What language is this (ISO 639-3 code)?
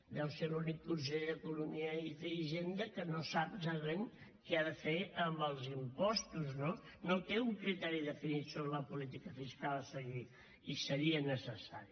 cat